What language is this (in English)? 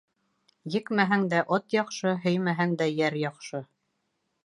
Bashkir